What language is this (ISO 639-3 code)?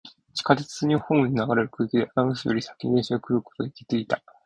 jpn